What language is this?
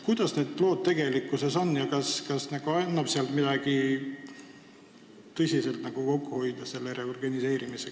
Estonian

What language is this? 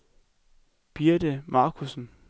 Danish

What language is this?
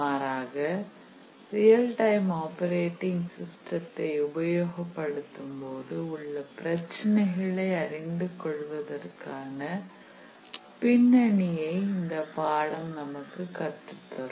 Tamil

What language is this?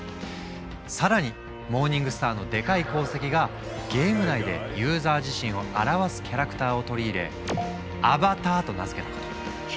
Japanese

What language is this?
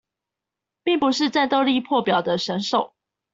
Chinese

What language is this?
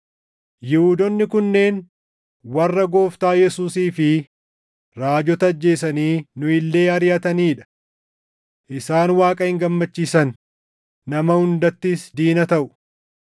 Oromo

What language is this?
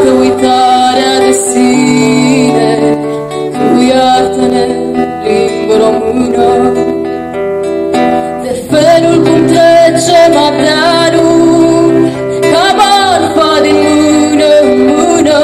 Romanian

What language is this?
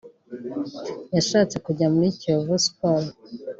Kinyarwanda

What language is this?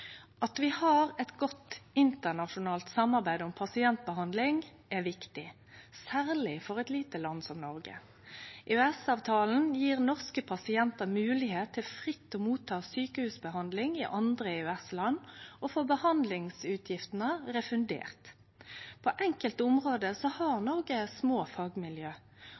Norwegian Nynorsk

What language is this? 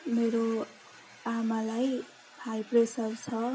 Nepali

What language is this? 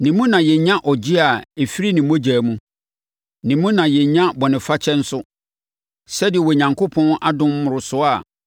Akan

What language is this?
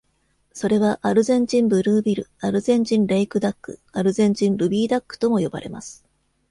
Japanese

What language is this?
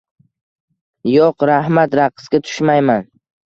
Uzbek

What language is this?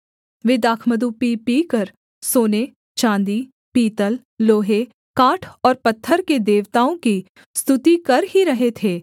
Hindi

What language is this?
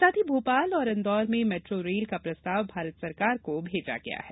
Hindi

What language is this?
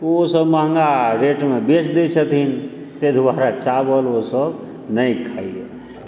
Maithili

